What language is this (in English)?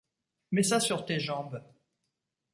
French